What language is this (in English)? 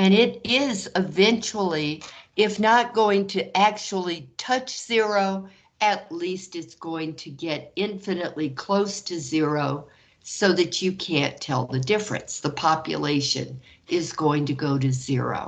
English